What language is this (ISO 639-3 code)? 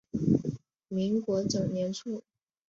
zho